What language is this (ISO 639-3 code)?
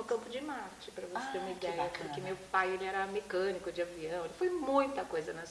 por